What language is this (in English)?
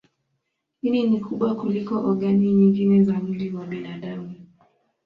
Swahili